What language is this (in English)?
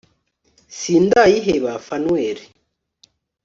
Kinyarwanda